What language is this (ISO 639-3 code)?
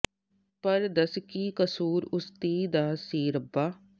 pan